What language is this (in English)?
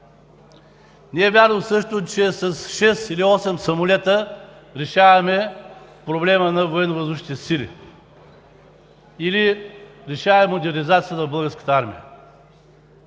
Bulgarian